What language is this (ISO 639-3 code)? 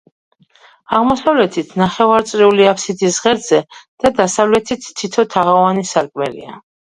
kat